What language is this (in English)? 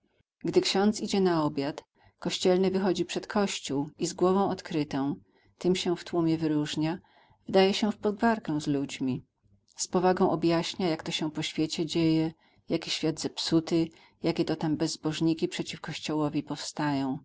Polish